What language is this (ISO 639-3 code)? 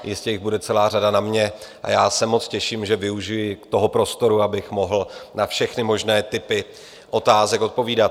ces